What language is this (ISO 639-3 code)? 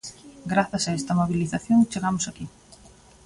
glg